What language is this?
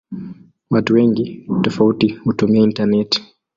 Swahili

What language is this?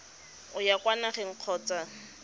Tswana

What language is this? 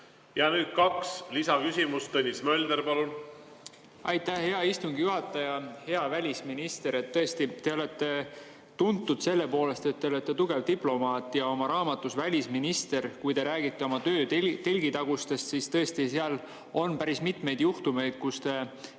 Estonian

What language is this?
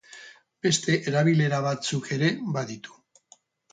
Basque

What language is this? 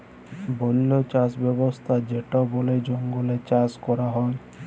Bangla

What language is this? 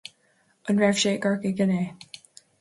Irish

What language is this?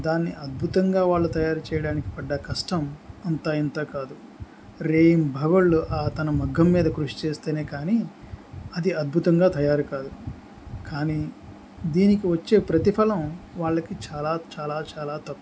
Telugu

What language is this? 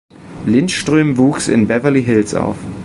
German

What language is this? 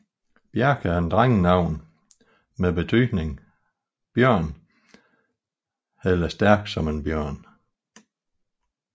Danish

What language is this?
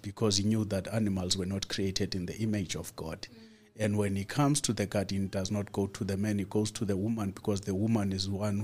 English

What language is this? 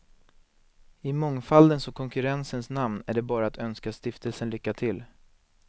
Swedish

